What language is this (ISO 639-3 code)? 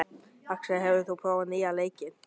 isl